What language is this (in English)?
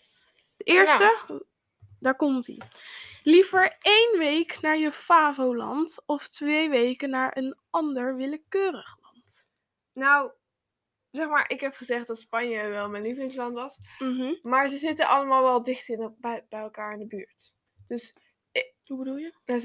Dutch